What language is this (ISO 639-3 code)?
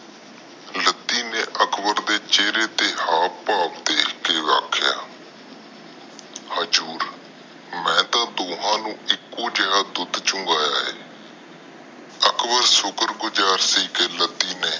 pan